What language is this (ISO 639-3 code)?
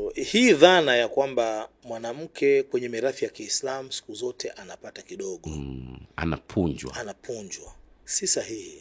swa